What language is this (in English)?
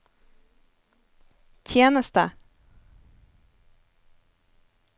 Norwegian